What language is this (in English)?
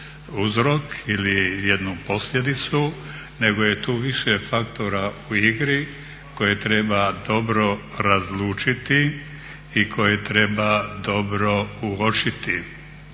Croatian